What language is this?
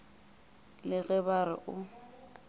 Northern Sotho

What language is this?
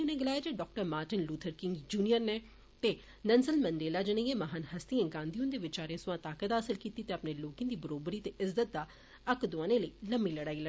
Dogri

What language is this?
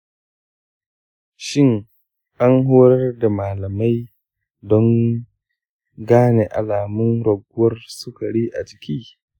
Hausa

